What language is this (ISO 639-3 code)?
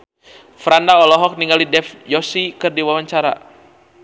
sun